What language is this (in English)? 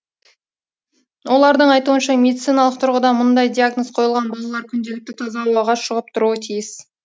Kazakh